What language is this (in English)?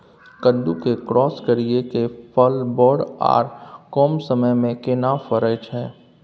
Maithili